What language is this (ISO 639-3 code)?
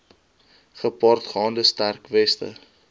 afr